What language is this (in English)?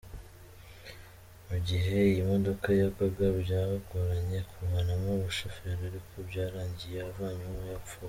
Kinyarwanda